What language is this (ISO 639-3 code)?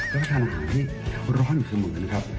tha